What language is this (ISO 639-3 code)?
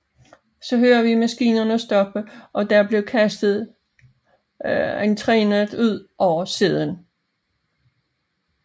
dan